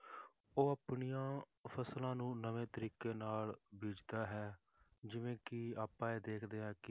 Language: Punjabi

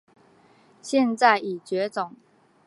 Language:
Chinese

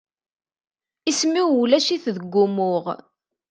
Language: Kabyle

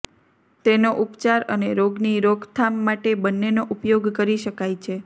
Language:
Gujarati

